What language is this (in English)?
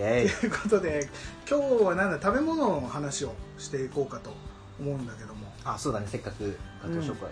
Japanese